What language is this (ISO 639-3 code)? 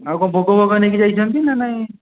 ori